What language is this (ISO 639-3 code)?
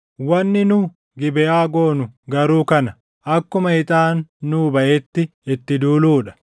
orm